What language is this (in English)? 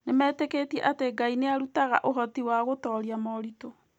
Kikuyu